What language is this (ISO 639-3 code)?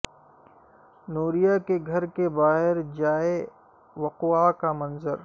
urd